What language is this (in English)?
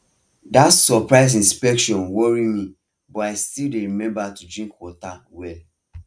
Nigerian Pidgin